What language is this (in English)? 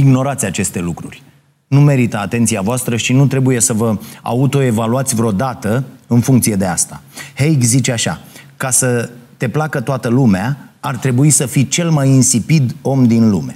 Romanian